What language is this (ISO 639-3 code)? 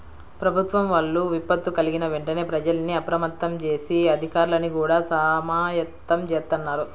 tel